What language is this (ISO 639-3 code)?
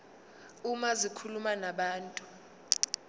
zul